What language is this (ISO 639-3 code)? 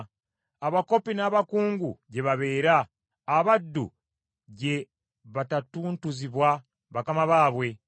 lug